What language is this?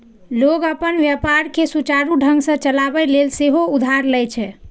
Maithili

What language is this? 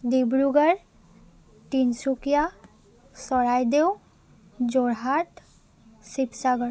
Assamese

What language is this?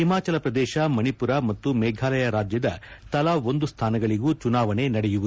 Kannada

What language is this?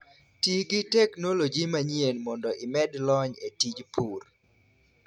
Luo (Kenya and Tanzania)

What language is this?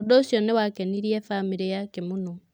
Kikuyu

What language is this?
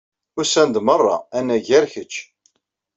Kabyle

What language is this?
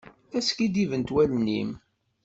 Kabyle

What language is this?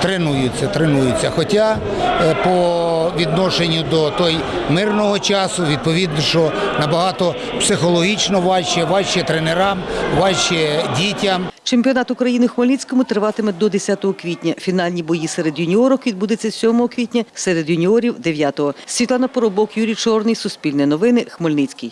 Ukrainian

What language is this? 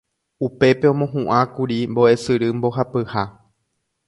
Guarani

